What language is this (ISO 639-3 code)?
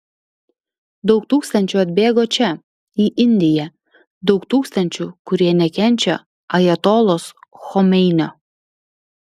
lit